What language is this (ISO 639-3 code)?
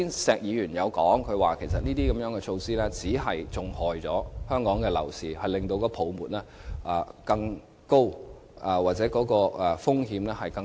yue